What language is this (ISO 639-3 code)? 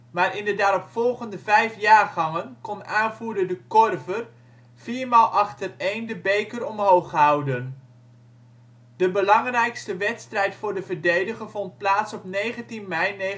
nld